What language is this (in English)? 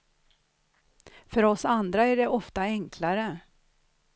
Swedish